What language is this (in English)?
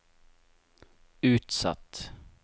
Norwegian